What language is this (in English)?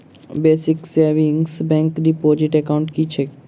Maithili